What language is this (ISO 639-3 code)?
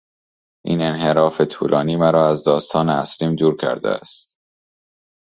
fas